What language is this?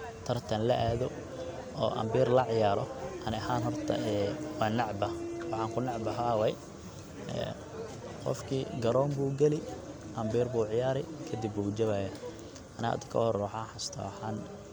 Somali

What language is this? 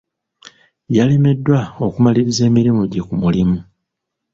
Ganda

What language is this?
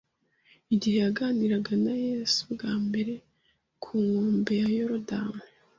Kinyarwanda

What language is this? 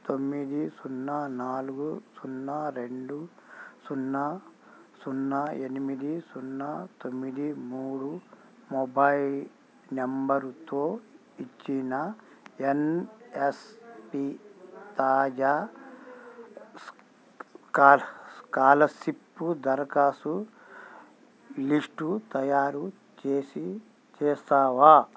Telugu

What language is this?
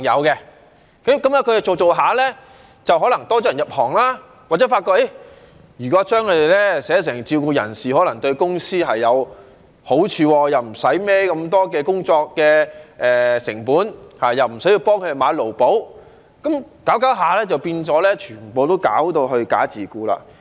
Cantonese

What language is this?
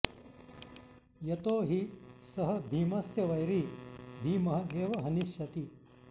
Sanskrit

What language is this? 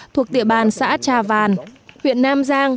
Vietnamese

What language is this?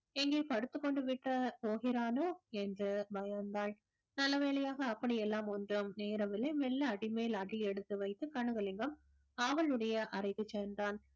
Tamil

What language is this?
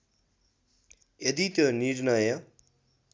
Nepali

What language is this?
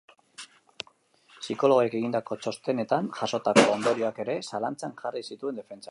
Basque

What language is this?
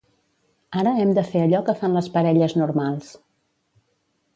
Catalan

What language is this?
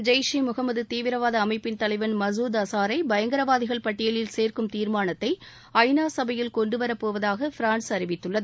Tamil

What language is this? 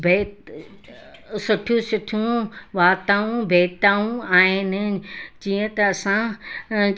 Sindhi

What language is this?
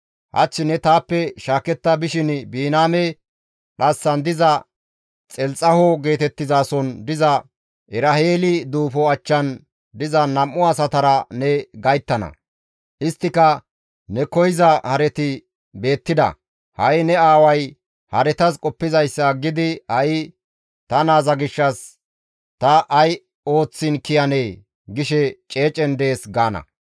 Gamo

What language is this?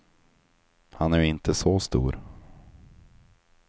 Swedish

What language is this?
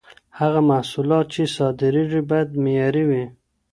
Pashto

